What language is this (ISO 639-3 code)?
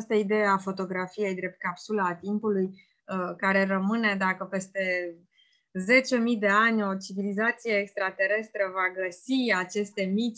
ron